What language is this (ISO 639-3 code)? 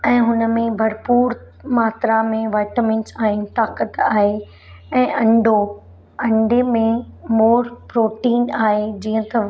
snd